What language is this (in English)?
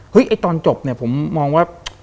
Thai